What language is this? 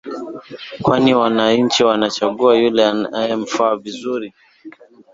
Swahili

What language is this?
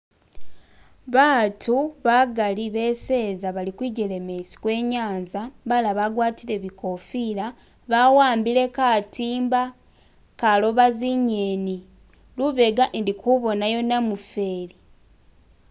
Masaaba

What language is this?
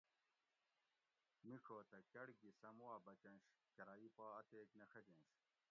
Gawri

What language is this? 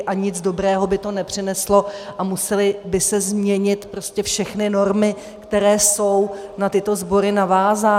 Czech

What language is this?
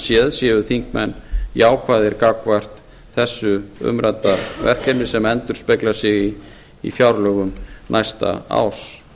Icelandic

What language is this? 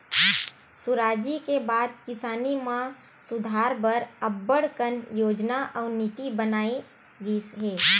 Chhattisgarhi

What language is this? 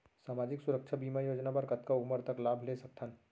Chhattisgarhi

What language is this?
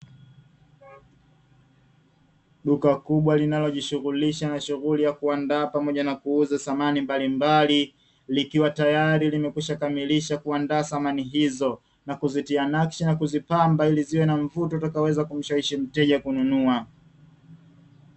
Swahili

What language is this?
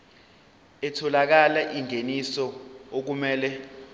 Zulu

